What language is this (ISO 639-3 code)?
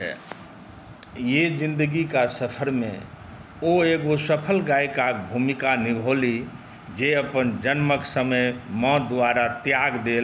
mai